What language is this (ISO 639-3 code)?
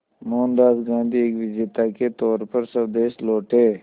hin